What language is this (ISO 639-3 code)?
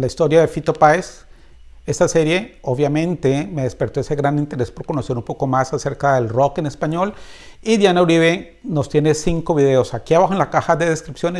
spa